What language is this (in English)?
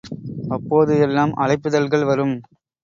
Tamil